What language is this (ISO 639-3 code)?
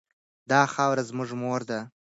pus